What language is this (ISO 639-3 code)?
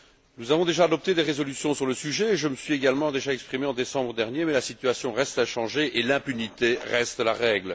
fra